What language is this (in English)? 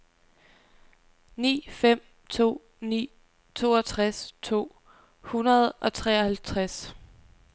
Danish